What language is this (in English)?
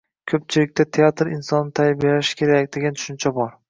Uzbek